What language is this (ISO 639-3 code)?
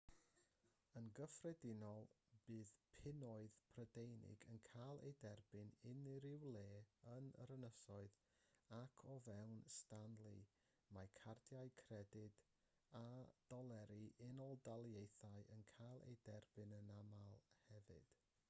cym